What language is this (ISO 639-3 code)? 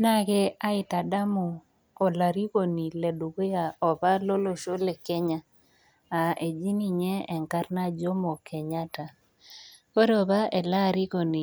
mas